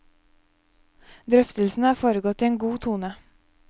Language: Norwegian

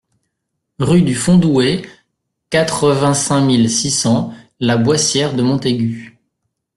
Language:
French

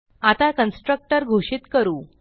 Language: Marathi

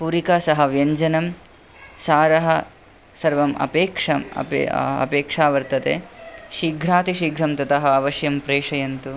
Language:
Sanskrit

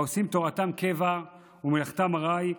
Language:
Hebrew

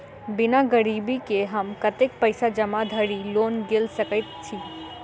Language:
Maithili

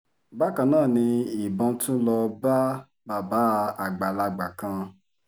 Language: Yoruba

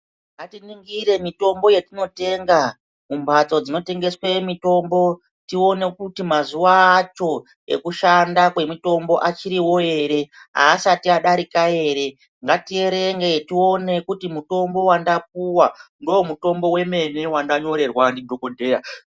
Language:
Ndau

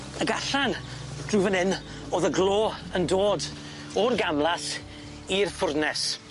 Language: Welsh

